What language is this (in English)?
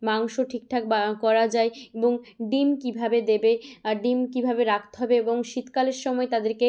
Bangla